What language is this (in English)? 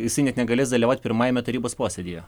Lithuanian